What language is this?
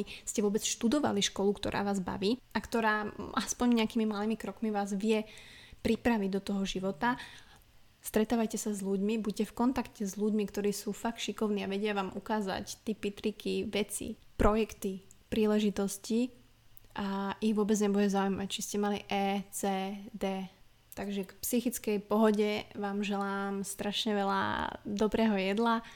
Slovak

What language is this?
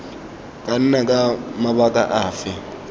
Tswana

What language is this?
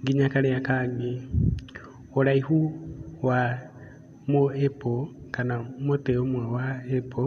Kikuyu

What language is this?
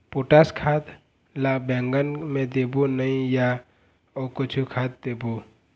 Chhattisgarhi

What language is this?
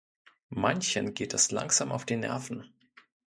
German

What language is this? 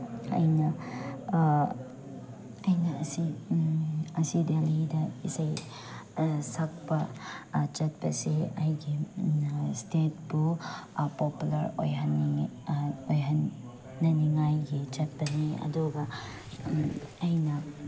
Manipuri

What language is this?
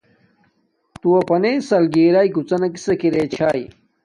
Domaaki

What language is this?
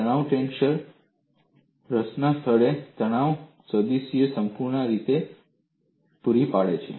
Gujarati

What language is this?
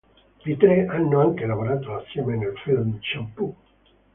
Italian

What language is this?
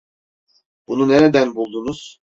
Turkish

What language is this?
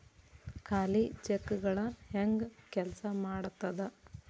Kannada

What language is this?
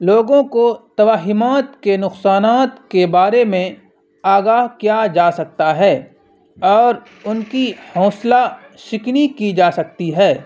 Urdu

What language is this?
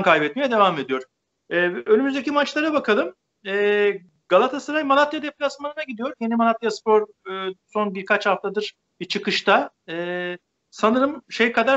Turkish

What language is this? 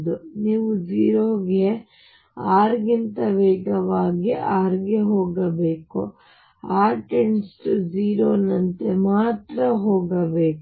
Kannada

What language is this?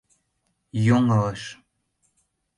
Mari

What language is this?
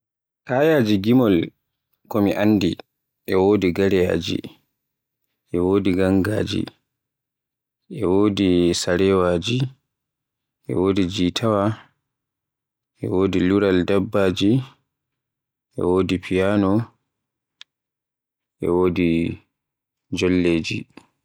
Borgu Fulfulde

